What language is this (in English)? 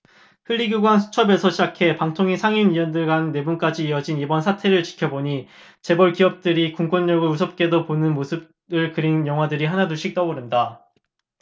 Korean